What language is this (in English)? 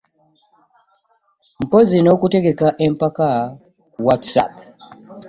Ganda